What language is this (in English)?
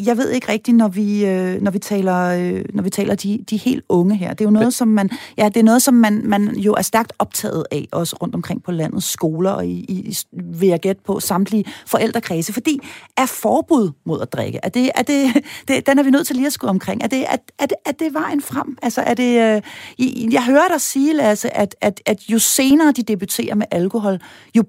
Danish